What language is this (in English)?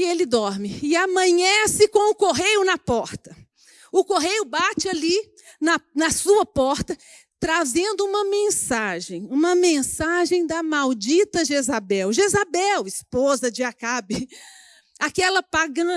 Portuguese